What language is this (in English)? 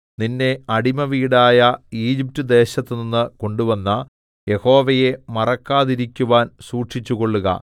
Malayalam